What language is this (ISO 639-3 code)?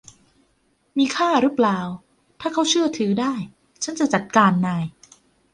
tha